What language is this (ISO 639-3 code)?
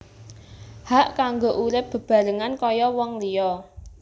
jav